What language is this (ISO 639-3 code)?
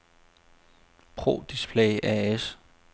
dan